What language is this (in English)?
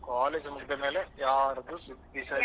Kannada